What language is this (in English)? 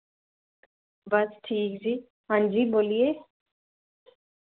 Dogri